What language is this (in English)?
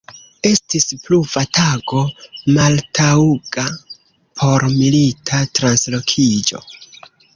Esperanto